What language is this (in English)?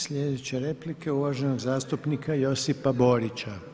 Croatian